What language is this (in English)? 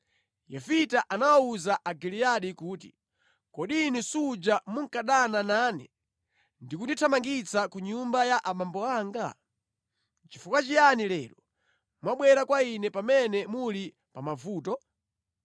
Nyanja